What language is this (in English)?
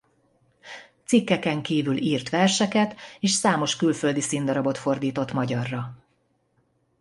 Hungarian